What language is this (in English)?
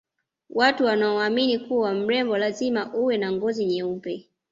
Swahili